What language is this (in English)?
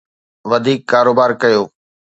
Sindhi